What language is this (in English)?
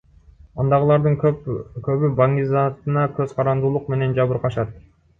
Kyrgyz